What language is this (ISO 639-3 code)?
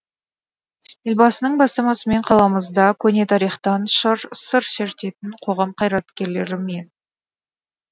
kaz